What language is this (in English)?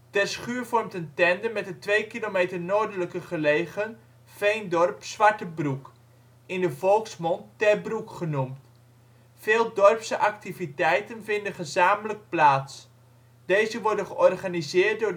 Dutch